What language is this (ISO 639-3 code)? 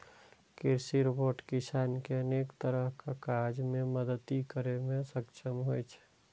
mai